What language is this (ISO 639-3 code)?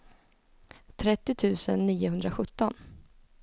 swe